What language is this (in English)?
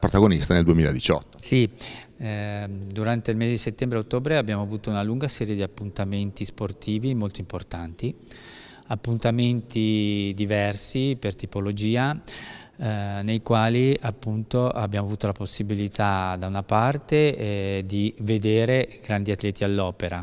Italian